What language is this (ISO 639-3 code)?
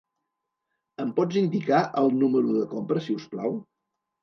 cat